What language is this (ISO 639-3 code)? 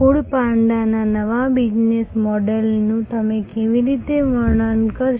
guj